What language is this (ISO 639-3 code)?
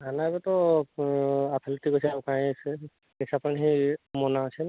ori